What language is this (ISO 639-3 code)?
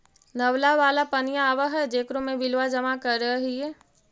mag